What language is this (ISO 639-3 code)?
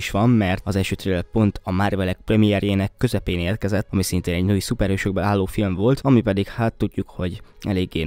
hun